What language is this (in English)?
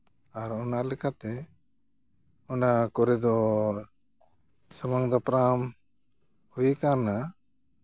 Santali